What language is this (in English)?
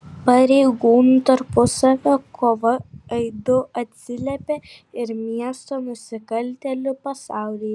Lithuanian